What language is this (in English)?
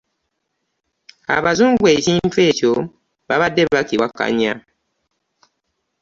Ganda